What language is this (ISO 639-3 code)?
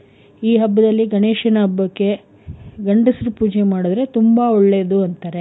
kan